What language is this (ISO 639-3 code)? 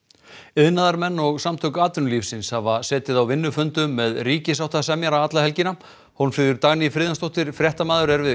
isl